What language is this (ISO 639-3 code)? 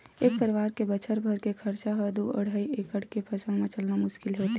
hne